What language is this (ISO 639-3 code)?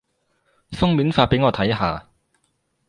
yue